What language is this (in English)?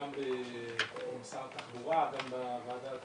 Hebrew